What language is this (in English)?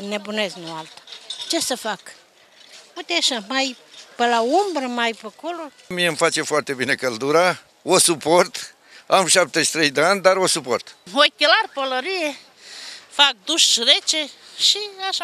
Romanian